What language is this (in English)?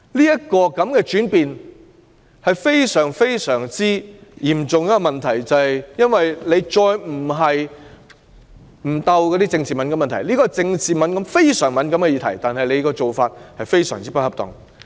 Cantonese